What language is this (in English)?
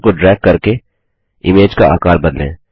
Hindi